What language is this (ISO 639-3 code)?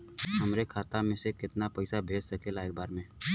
bho